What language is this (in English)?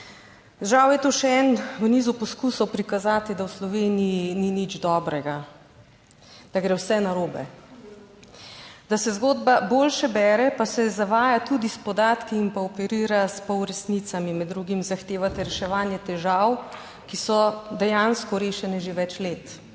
Slovenian